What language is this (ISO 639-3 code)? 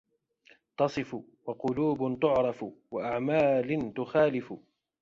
ara